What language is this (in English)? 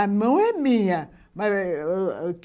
Portuguese